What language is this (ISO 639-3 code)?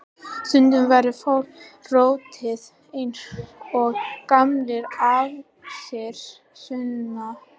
isl